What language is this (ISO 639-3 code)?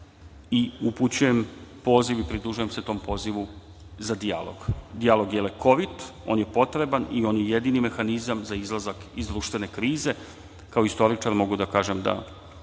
srp